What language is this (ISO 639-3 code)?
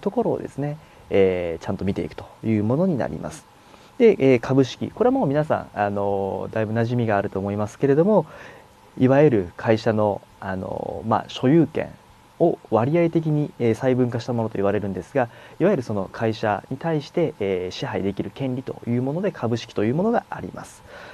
jpn